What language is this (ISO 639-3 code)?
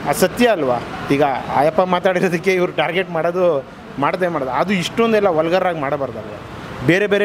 kan